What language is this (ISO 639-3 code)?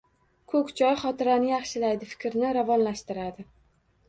uzb